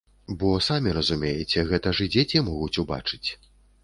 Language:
Belarusian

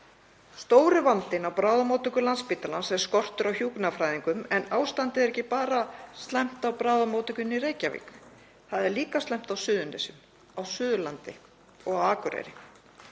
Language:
Icelandic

